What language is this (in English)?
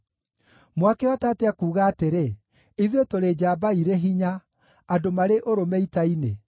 Kikuyu